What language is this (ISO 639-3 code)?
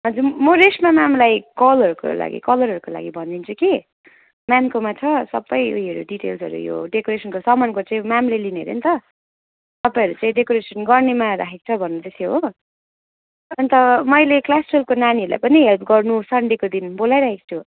nep